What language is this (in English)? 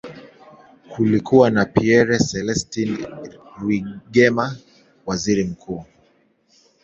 Swahili